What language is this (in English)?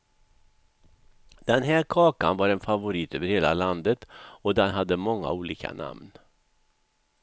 Swedish